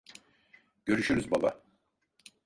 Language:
Turkish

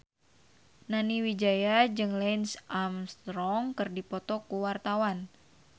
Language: Sundanese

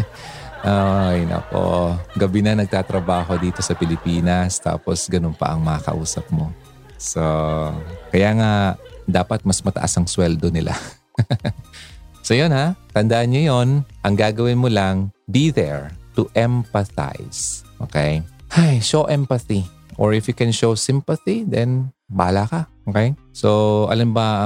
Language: Filipino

